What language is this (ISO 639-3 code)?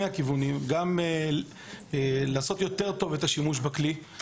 heb